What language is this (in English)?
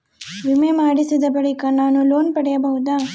Kannada